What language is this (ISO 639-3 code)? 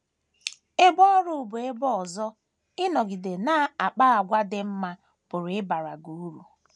ibo